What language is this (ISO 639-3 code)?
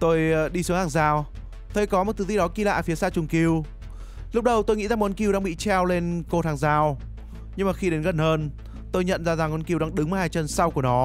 vie